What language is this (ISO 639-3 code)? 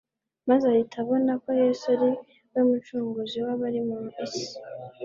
kin